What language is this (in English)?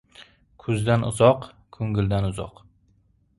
Uzbek